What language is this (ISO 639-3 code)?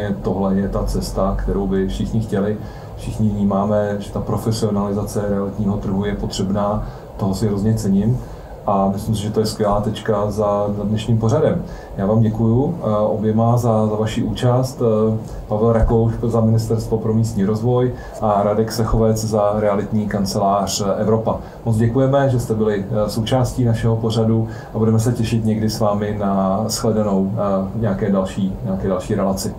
ces